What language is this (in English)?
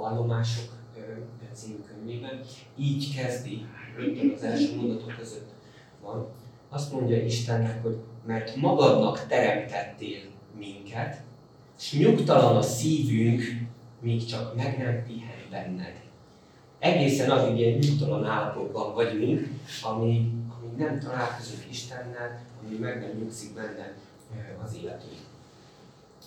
Hungarian